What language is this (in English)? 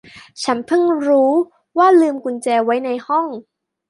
Thai